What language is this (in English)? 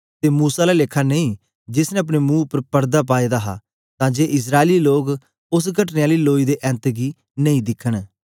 Dogri